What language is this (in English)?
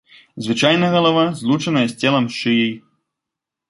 Belarusian